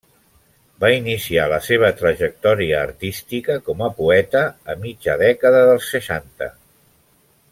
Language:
Catalan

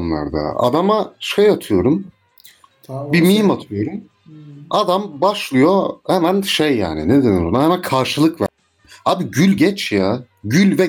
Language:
Turkish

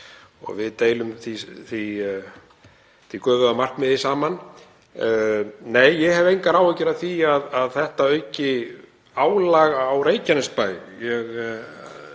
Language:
Icelandic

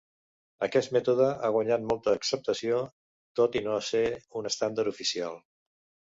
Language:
Catalan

